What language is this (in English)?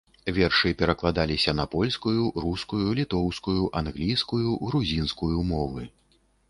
Belarusian